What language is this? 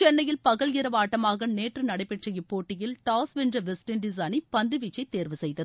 Tamil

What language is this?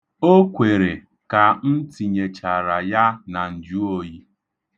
Igbo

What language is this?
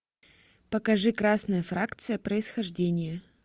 Russian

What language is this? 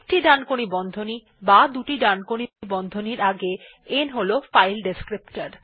Bangla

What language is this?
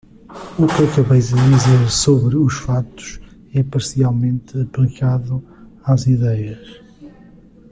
Portuguese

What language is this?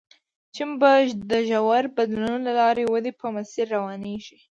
Pashto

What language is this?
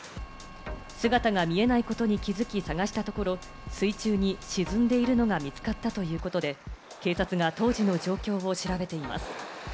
Japanese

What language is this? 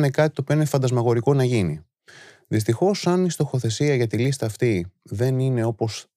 Greek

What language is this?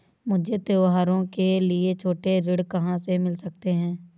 Hindi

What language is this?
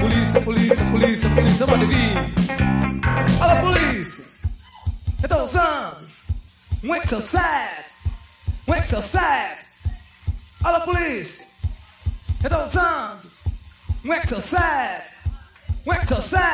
Indonesian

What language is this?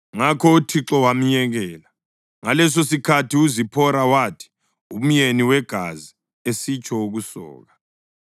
North Ndebele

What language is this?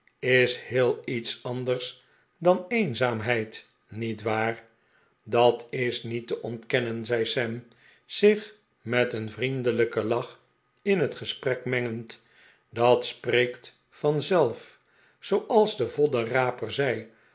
Dutch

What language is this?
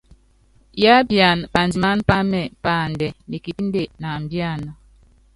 Yangben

